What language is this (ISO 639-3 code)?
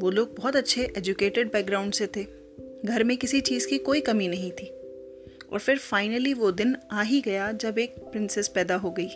hin